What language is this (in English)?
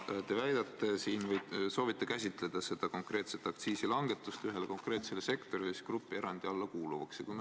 Estonian